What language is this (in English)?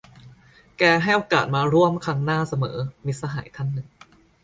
Thai